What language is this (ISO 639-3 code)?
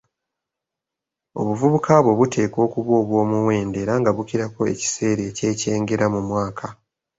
lug